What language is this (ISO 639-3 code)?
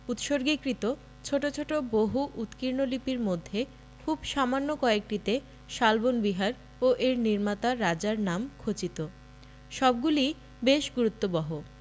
ben